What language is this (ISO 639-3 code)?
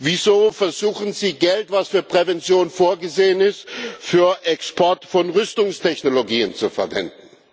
deu